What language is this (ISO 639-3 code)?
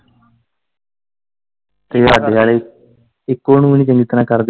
pan